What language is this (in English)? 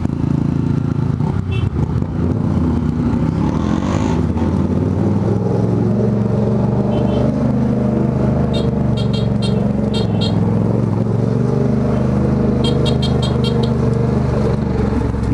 Portuguese